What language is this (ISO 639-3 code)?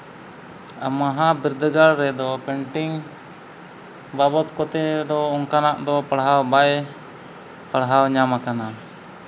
sat